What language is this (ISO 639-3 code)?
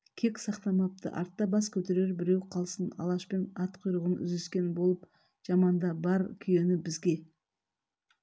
kaz